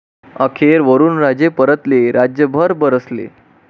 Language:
Marathi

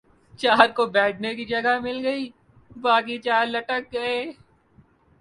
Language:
Urdu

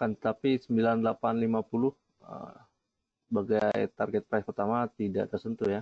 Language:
Indonesian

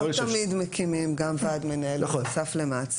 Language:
Hebrew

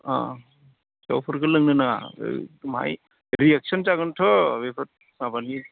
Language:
Bodo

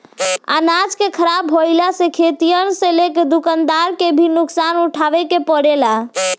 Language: Bhojpuri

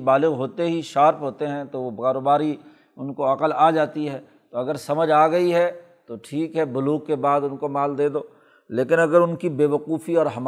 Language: Urdu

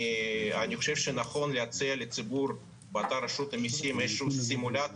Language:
Hebrew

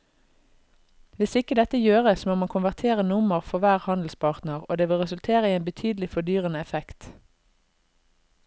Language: Norwegian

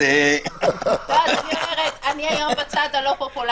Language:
Hebrew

